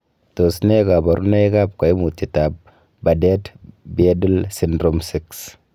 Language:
Kalenjin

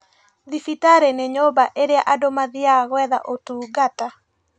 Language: Kikuyu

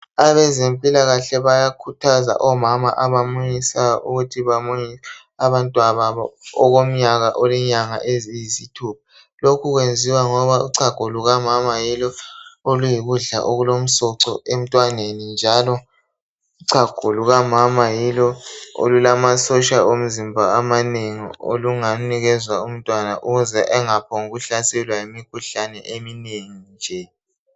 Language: North Ndebele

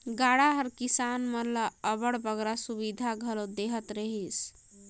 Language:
Chhattisgarhi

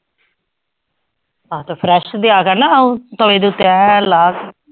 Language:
Punjabi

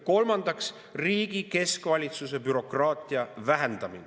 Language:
Estonian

